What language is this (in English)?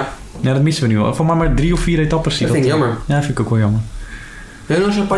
Dutch